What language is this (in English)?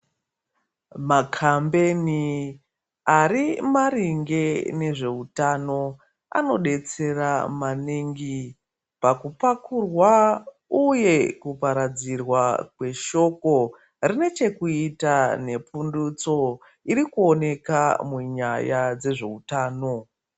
Ndau